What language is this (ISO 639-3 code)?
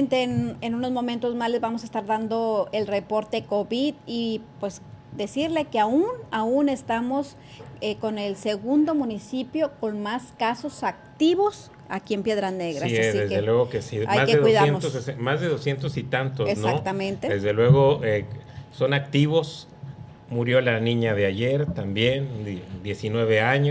spa